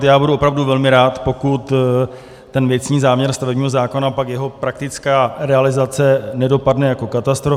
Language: Czech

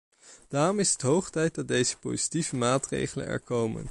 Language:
Dutch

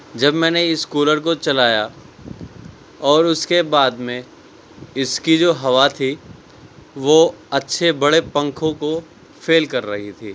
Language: Urdu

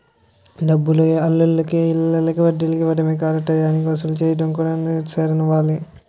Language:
Telugu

